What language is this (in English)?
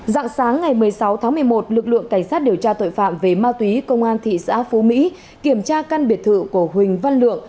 Vietnamese